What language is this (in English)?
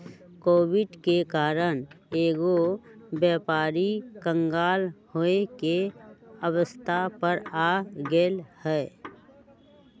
Magahi